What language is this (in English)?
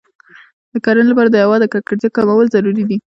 Pashto